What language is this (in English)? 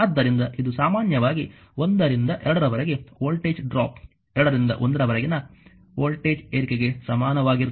Kannada